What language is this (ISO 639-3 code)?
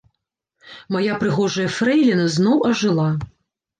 bel